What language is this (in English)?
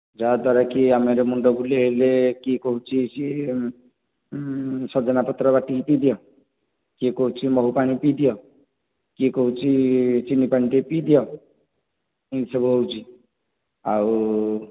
Odia